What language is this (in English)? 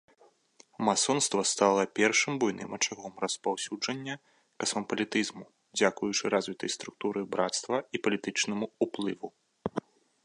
Belarusian